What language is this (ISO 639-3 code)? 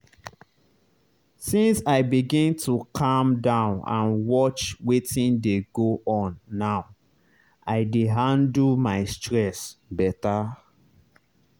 pcm